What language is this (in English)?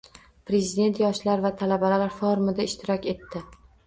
Uzbek